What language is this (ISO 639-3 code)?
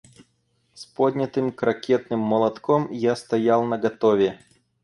rus